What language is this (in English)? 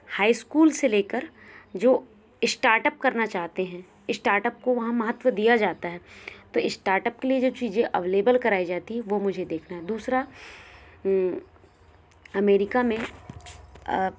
Hindi